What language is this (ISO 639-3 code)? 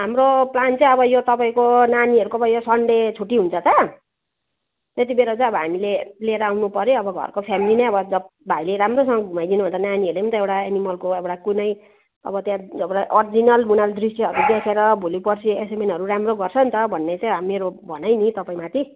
nep